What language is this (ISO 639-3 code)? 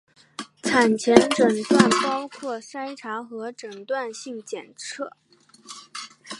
zho